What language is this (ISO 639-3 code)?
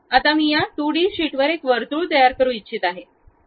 mar